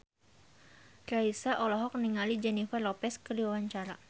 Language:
Sundanese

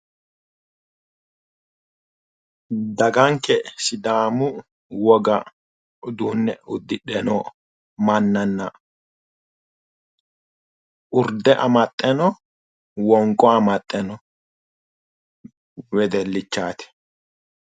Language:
Sidamo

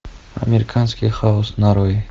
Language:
Russian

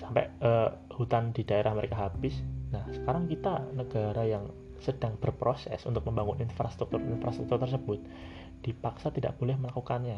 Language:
Indonesian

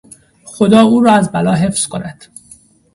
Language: Persian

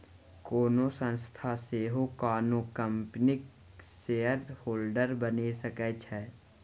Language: Maithili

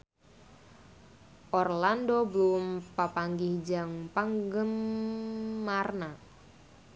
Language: Sundanese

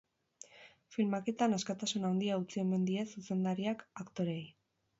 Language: Basque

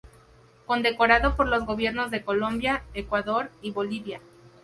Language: Spanish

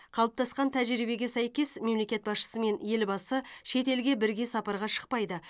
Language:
Kazakh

